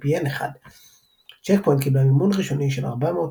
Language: Hebrew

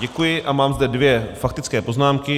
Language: Czech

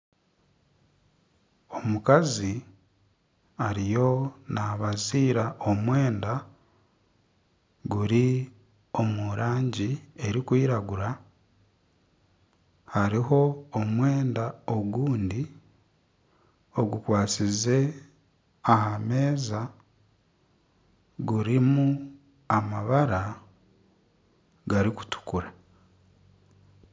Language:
Nyankole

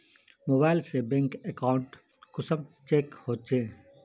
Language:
Magahi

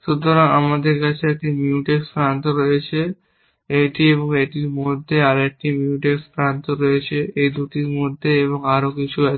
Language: Bangla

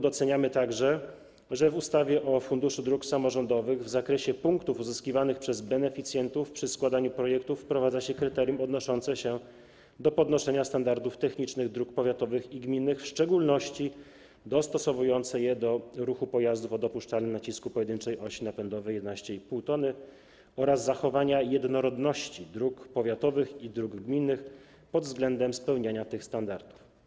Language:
Polish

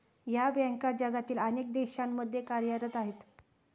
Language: Marathi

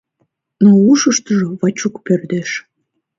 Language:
Mari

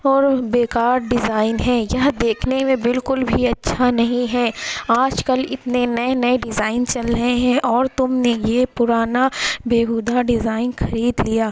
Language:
Urdu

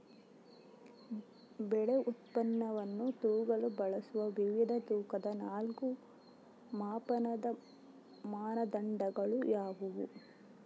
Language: Kannada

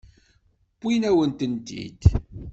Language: Kabyle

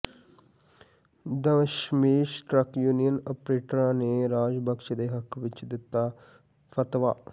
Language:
Punjabi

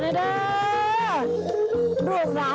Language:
Thai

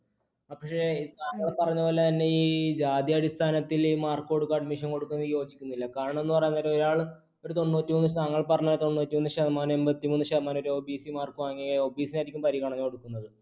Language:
Malayalam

